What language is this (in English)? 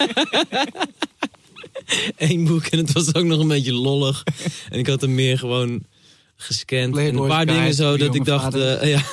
Dutch